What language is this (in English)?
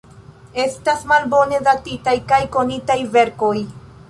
Esperanto